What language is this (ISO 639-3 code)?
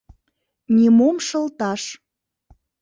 chm